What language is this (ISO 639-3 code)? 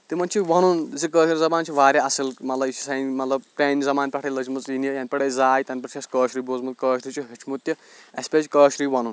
kas